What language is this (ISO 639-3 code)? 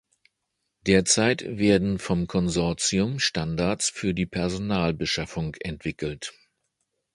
deu